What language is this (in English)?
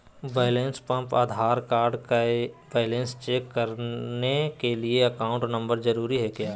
Magahi